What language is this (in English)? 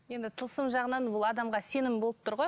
Kazakh